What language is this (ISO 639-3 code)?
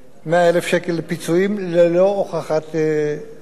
heb